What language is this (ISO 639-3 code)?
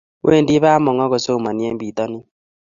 kln